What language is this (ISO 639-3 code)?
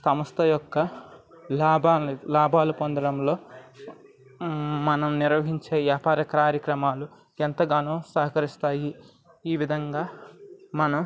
tel